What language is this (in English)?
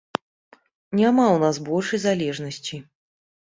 Belarusian